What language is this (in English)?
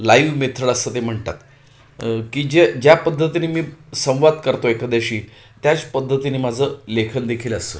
Marathi